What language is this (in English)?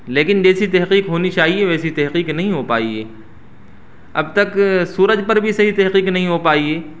Urdu